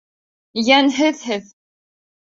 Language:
Bashkir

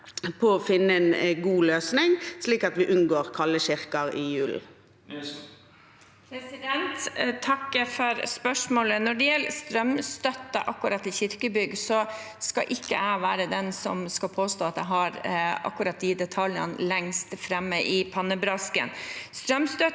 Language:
Norwegian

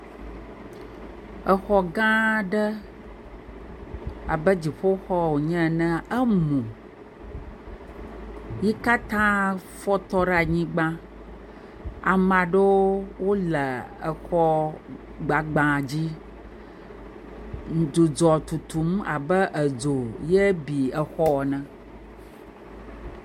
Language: Ewe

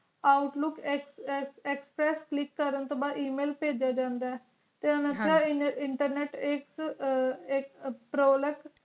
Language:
Punjabi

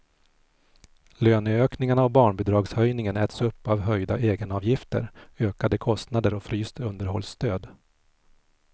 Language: Swedish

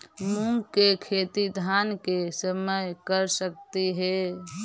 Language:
Magahi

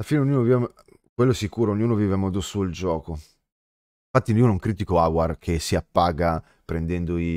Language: Italian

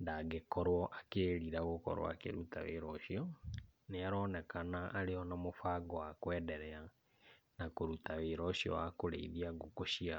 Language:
Kikuyu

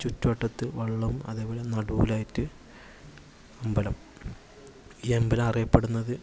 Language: Malayalam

